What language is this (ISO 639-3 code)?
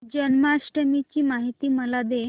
mar